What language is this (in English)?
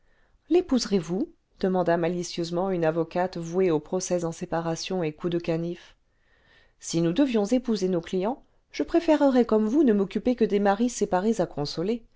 French